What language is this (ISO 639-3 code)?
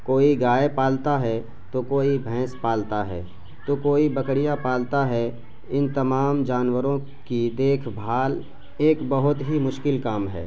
urd